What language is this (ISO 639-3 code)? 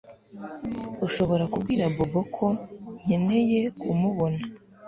kin